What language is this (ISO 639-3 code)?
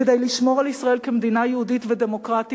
heb